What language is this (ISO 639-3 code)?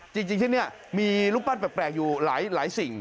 tha